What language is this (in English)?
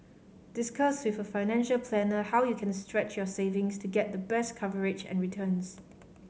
English